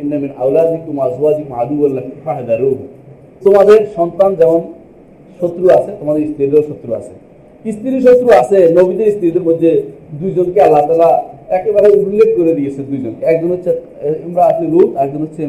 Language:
Bangla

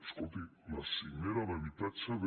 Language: Catalan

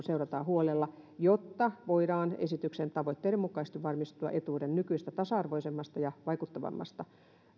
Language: Finnish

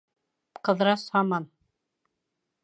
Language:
Bashkir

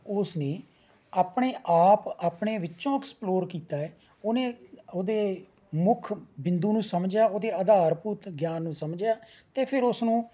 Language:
Punjabi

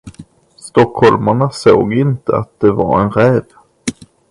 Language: Swedish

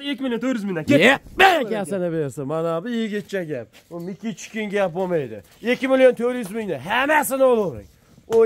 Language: Turkish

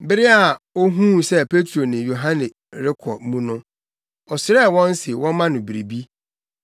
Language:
Akan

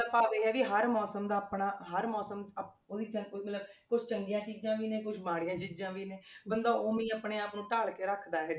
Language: Punjabi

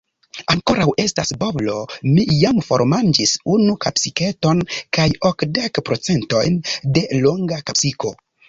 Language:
Esperanto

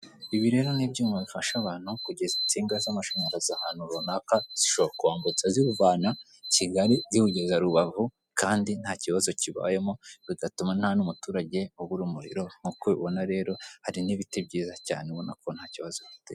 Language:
Kinyarwanda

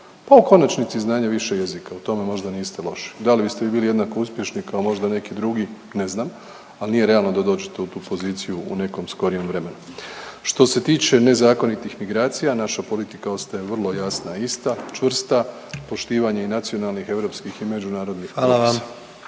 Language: Croatian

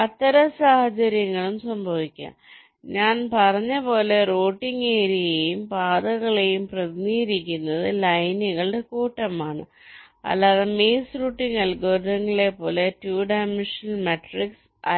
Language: Malayalam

